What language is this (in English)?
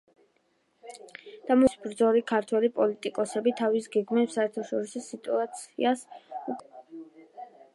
Georgian